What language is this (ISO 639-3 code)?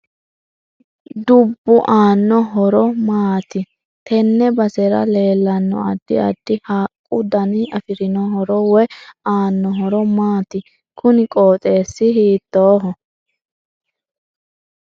sid